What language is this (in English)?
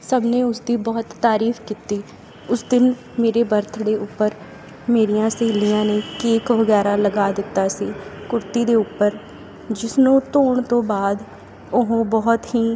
Punjabi